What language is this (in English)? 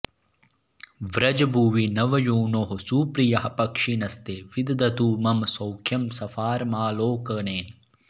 Sanskrit